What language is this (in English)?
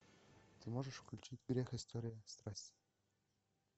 Russian